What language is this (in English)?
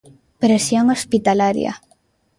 Galician